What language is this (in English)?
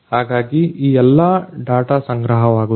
Kannada